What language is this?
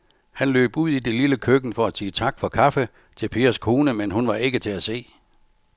Danish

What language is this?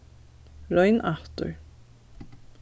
Faroese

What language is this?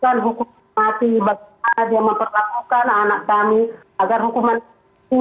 Indonesian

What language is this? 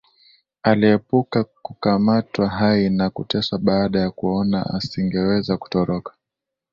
Swahili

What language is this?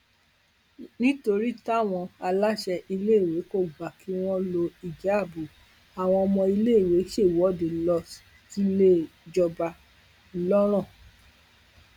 Yoruba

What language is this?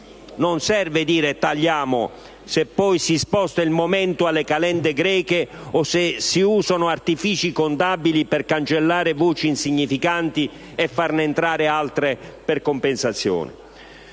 Italian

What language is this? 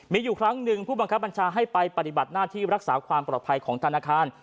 Thai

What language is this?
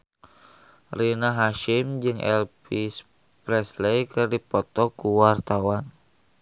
Sundanese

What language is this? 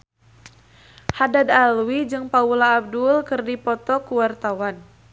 Sundanese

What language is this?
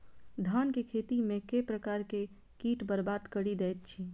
Maithili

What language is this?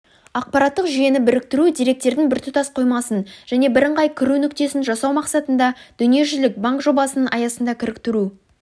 Kazakh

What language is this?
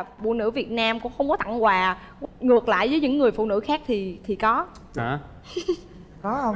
Vietnamese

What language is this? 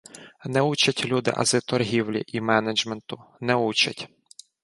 Ukrainian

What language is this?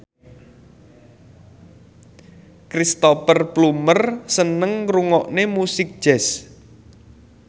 Javanese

